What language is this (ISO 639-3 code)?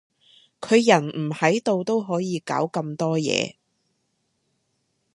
yue